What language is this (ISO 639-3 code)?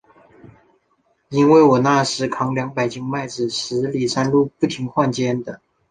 zho